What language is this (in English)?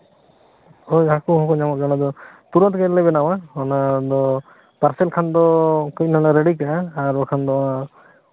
Santali